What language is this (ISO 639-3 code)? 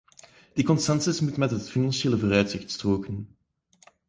nld